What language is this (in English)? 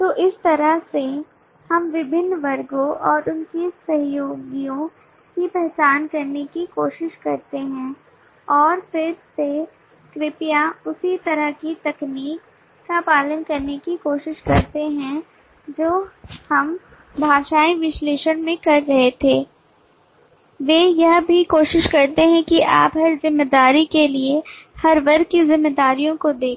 Hindi